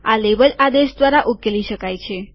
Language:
Gujarati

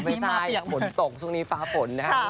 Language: Thai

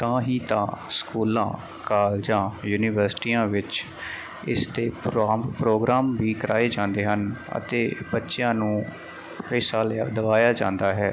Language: Punjabi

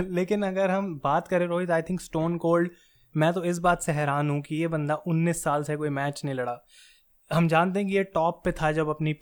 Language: Hindi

